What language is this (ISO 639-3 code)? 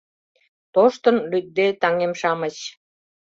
chm